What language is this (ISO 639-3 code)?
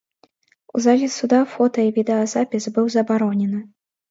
bel